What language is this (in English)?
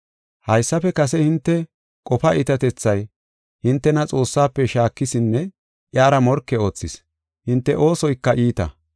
Gofa